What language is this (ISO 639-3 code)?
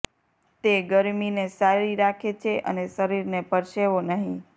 guj